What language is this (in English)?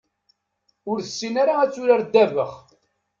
Kabyle